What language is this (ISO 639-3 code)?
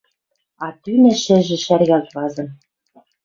mrj